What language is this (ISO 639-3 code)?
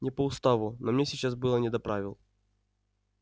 rus